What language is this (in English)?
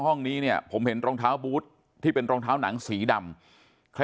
Thai